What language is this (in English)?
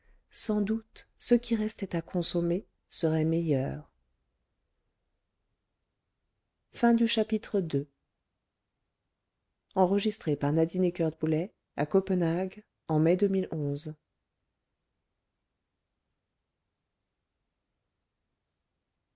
French